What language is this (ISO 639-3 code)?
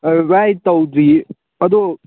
mni